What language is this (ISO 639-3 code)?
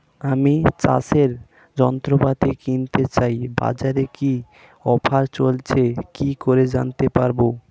ben